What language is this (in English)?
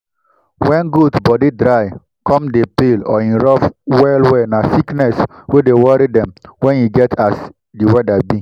Nigerian Pidgin